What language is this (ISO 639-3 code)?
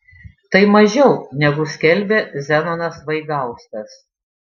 lit